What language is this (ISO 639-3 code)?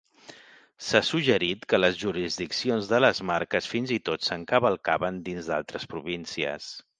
cat